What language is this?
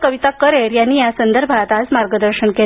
Marathi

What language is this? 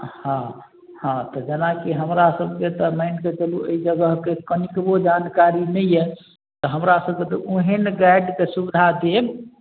Maithili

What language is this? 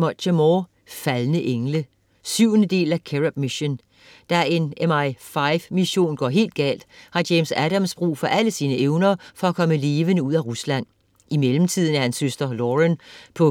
Danish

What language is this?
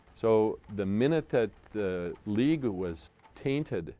English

